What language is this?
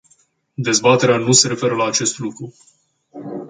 Romanian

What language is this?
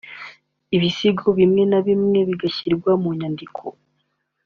Kinyarwanda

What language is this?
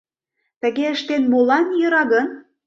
Mari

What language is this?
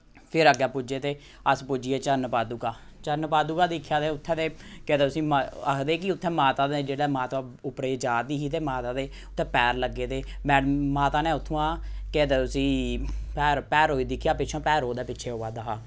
Dogri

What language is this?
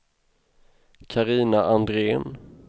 Swedish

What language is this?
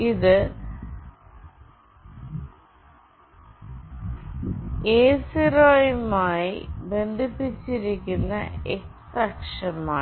Malayalam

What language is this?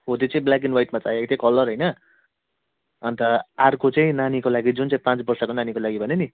Nepali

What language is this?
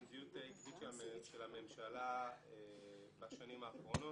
Hebrew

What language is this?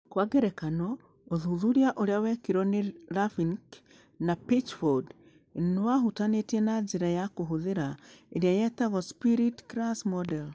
Kikuyu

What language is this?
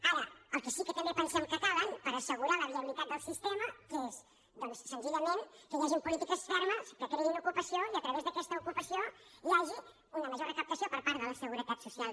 Catalan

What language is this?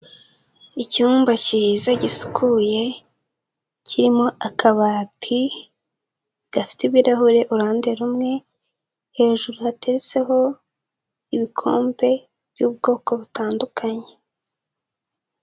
Kinyarwanda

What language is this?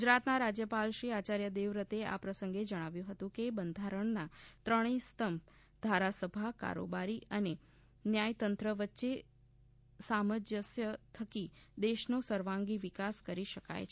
Gujarati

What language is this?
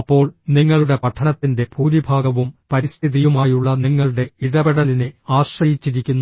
Malayalam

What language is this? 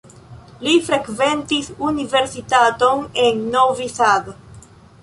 Esperanto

